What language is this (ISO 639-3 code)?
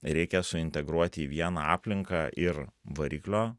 lit